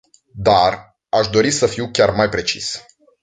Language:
Romanian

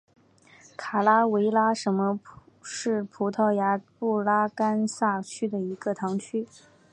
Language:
Chinese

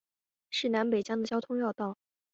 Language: Chinese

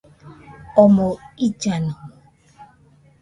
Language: Nüpode Huitoto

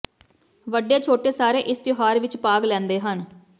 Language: Punjabi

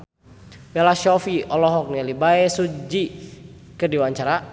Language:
Sundanese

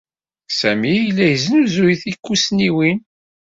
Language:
Kabyle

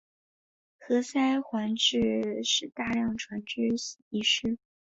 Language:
Chinese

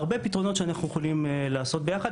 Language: Hebrew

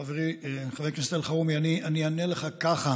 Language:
Hebrew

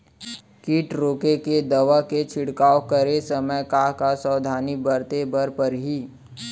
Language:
Chhattisgarhi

